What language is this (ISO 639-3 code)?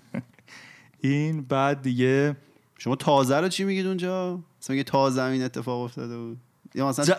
fas